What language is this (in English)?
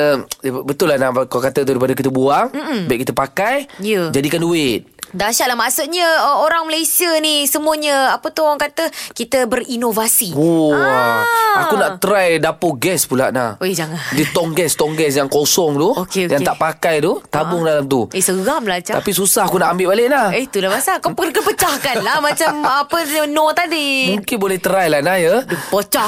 Malay